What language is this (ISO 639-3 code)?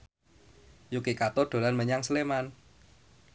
jav